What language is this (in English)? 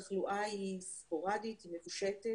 Hebrew